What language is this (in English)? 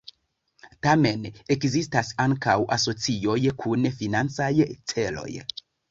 Esperanto